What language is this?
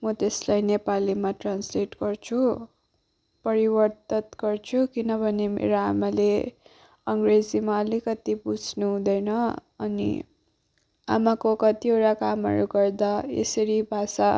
Nepali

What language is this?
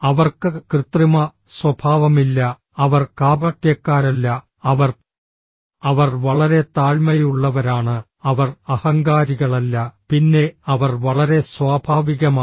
Malayalam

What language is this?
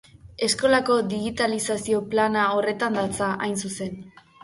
Basque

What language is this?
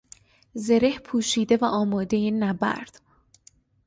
Persian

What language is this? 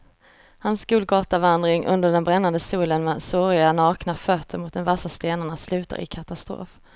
Swedish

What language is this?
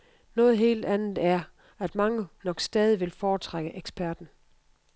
Danish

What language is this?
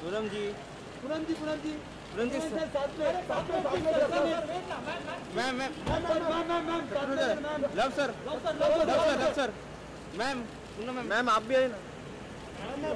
Turkish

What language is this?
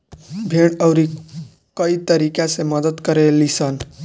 Bhojpuri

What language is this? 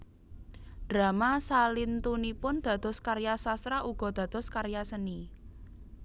Javanese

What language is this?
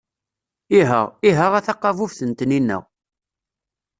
Kabyle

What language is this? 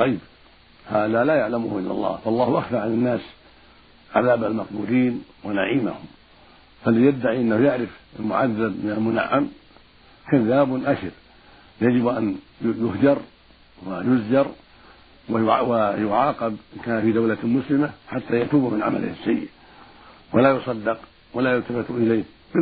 Arabic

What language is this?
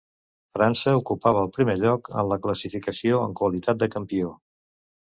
Catalan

